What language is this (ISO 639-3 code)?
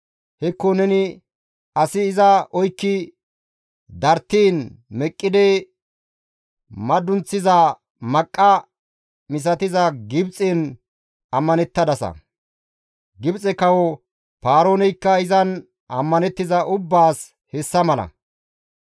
gmv